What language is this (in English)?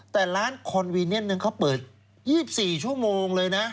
Thai